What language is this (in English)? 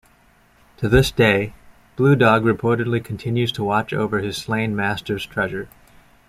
English